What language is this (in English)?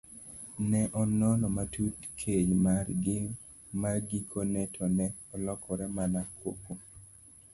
Luo (Kenya and Tanzania)